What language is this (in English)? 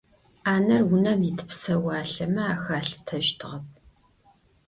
Adyghe